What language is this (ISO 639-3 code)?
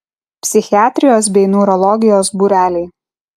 lit